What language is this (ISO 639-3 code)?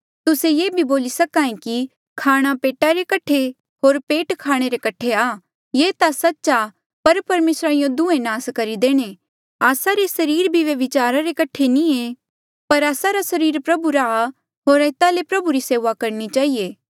mjl